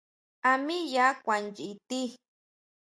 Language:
Huautla Mazatec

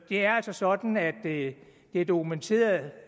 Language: Danish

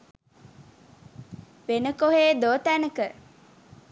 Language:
Sinhala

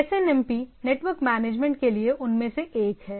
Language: Hindi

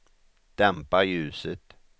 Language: Swedish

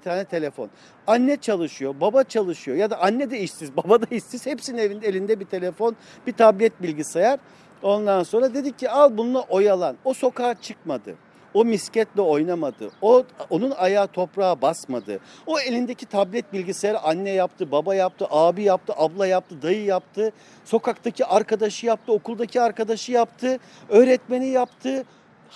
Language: Turkish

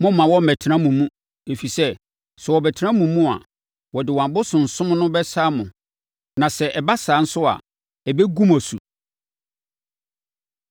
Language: Akan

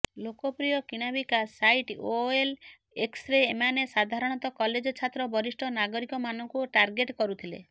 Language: Odia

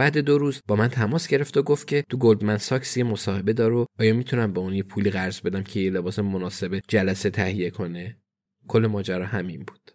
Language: Persian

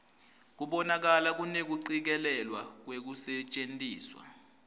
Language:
Swati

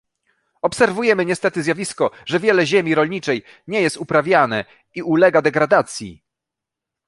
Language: Polish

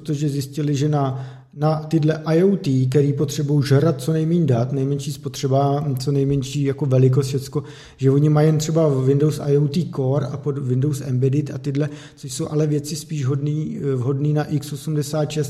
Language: Czech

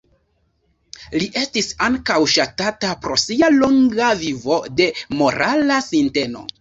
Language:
Esperanto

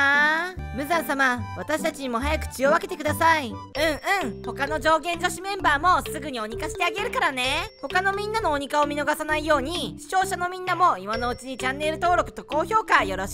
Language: Japanese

